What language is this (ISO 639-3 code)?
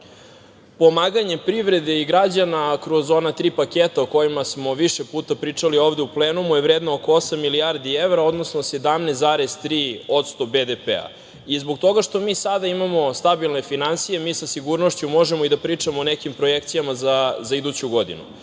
srp